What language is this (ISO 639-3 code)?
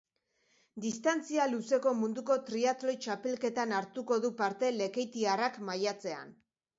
eus